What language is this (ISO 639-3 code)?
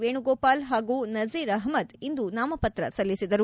kan